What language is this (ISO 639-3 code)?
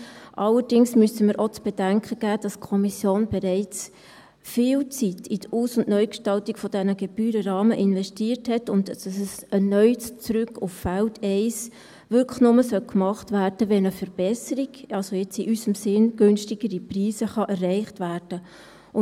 gsw